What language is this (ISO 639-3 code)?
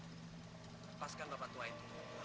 ind